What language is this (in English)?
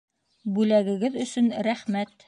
Bashkir